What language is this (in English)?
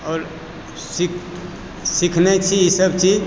Maithili